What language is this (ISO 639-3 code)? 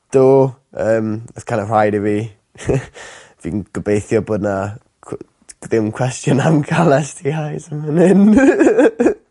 cym